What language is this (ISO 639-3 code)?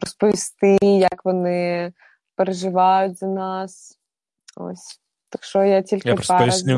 ukr